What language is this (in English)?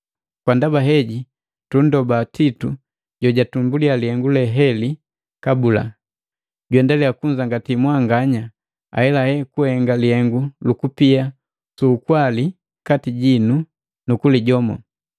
Matengo